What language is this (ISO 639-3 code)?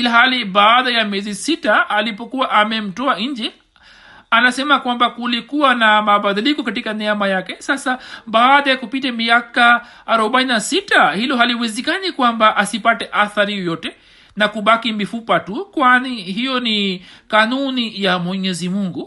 swa